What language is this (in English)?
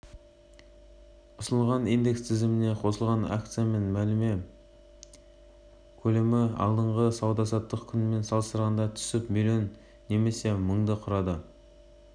Kazakh